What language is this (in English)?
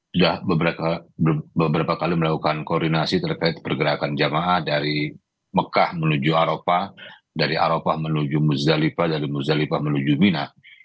Indonesian